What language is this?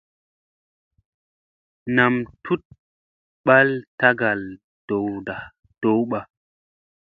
Musey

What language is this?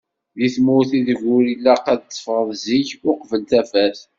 Kabyle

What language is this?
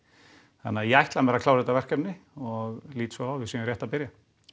Icelandic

